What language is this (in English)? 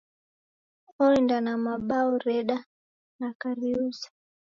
Taita